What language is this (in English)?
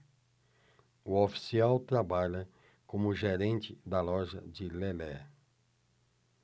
Portuguese